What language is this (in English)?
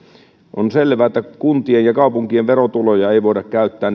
Finnish